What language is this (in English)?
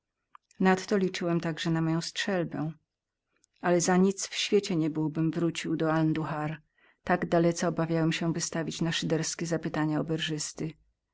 Polish